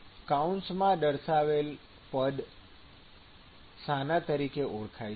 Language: Gujarati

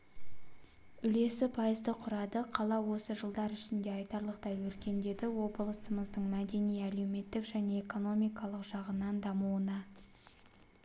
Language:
Kazakh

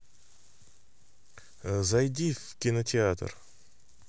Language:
Russian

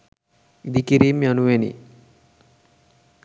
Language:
Sinhala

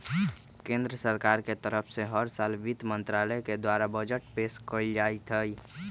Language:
Magahi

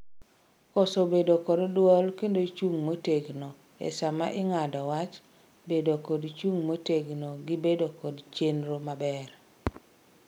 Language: Luo (Kenya and Tanzania)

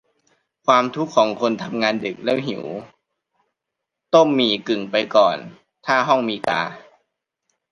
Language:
Thai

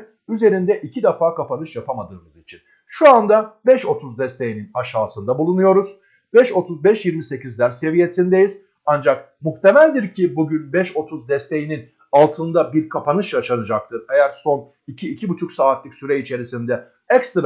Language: Turkish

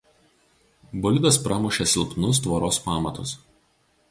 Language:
Lithuanian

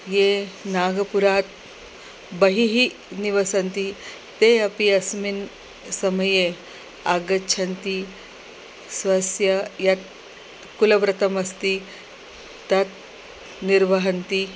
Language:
Sanskrit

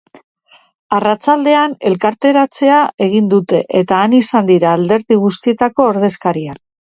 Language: Basque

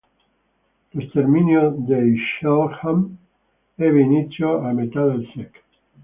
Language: Italian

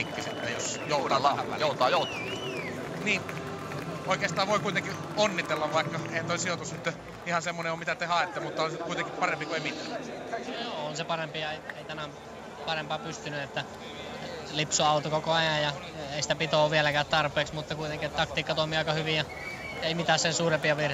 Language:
Finnish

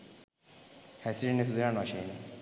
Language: Sinhala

